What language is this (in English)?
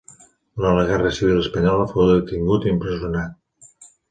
Catalan